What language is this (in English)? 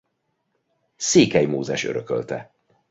Hungarian